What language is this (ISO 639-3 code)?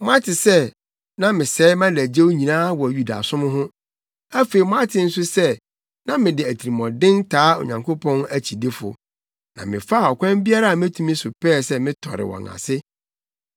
aka